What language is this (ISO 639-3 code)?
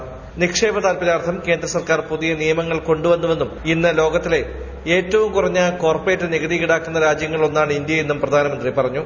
mal